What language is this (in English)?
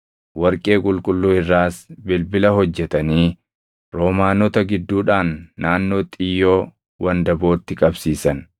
Oromo